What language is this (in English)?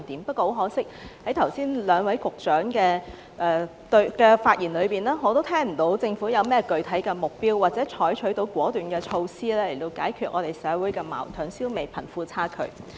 Cantonese